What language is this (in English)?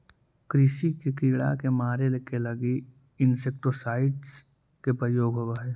Magahi